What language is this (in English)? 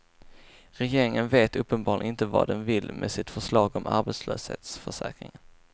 Swedish